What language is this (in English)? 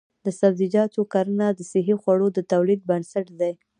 Pashto